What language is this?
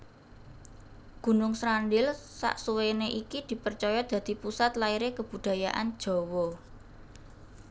Javanese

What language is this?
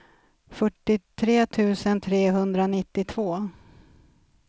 Swedish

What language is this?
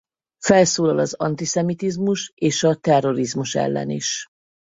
Hungarian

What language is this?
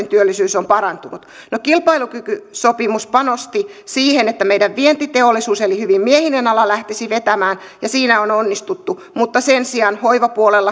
Finnish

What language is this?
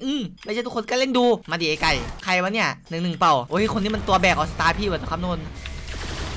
Thai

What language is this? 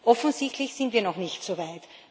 German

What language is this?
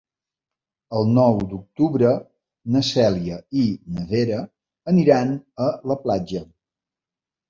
Catalan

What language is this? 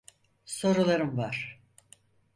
Turkish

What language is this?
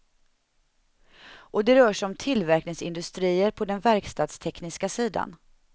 Swedish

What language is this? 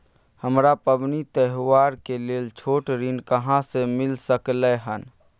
Maithili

